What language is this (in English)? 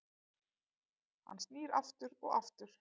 Icelandic